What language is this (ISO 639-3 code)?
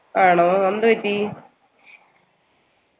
mal